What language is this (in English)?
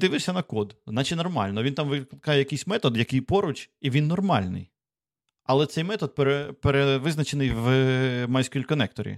Ukrainian